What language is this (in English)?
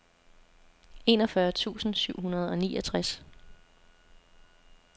Danish